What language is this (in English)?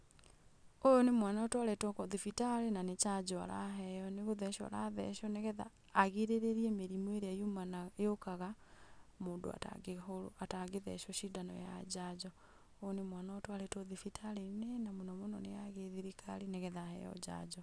Kikuyu